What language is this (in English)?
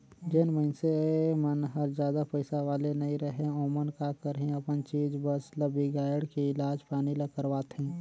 Chhattisgarhi